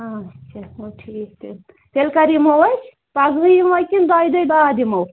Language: Kashmiri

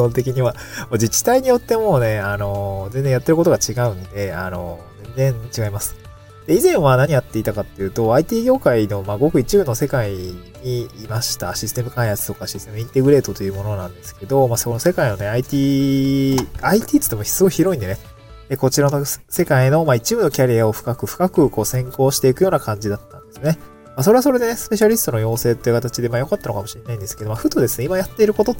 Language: Japanese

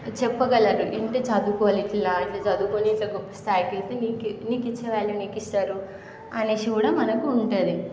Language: Telugu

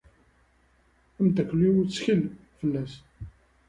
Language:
Kabyle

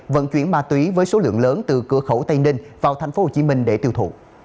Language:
Vietnamese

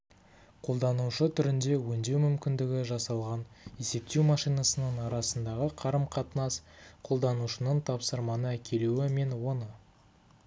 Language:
Kazakh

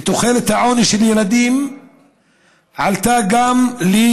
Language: Hebrew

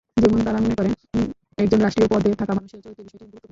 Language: Bangla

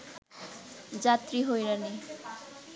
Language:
Bangla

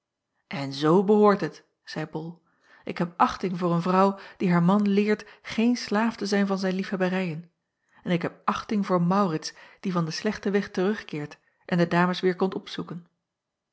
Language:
Dutch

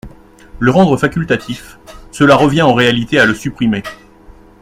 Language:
French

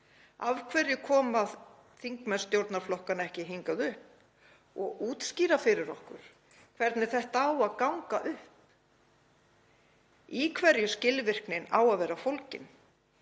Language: Icelandic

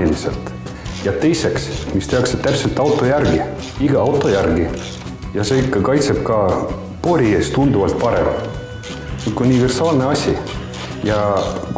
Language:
Latvian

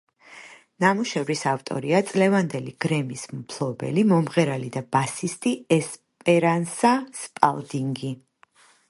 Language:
Georgian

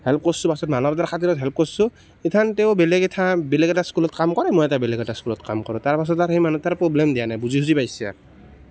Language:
Assamese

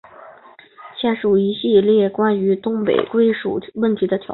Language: Chinese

